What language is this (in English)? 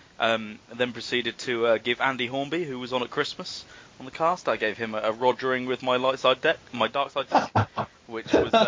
English